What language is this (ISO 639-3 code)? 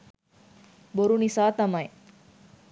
sin